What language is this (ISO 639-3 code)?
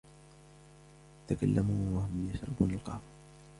ara